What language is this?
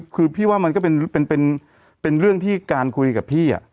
Thai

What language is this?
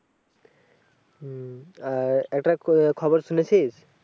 Bangla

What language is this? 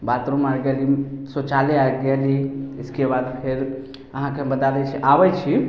Maithili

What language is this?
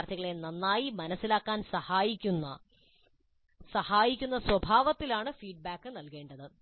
Malayalam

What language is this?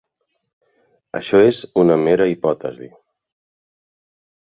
Catalan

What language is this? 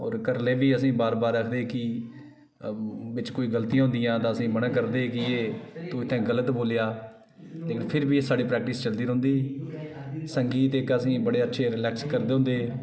Dogri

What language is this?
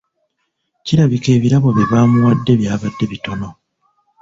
Ganda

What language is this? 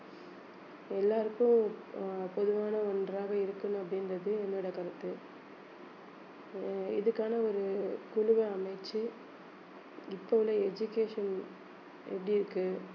Tamil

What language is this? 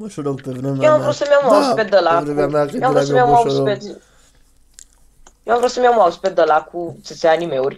Romanian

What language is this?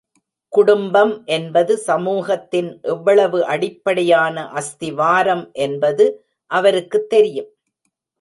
Tamil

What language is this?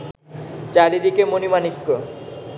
Bangla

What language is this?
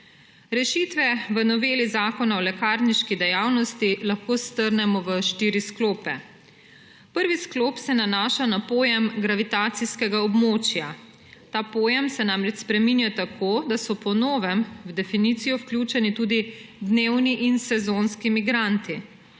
Slovenian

